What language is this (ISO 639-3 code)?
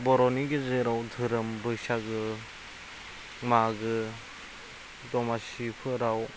brx